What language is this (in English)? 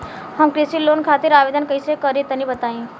Bhojpuri